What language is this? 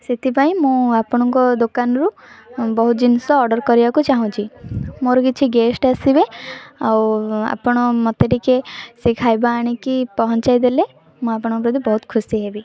Odia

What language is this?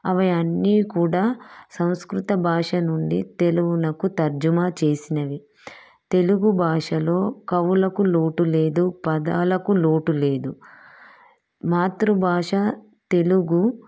Telugu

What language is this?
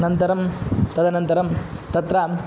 Sanskrit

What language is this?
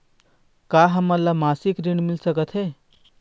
Chhattisgarhi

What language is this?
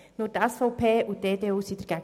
Swiss German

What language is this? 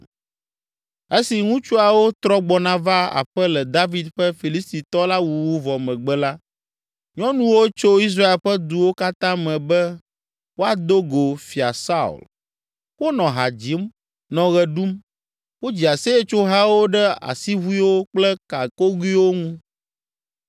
Ewe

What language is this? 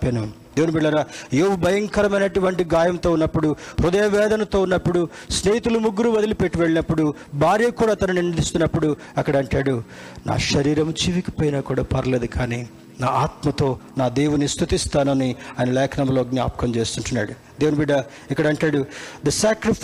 Telugu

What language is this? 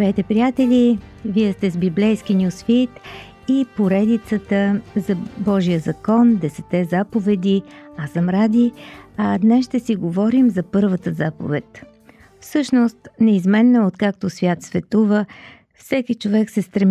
Bulgarian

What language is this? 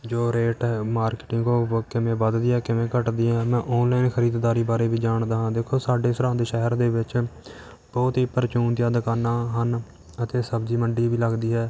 Punjabi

